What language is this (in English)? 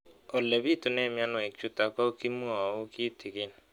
Kalenjin